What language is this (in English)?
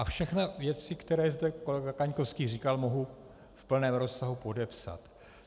Czech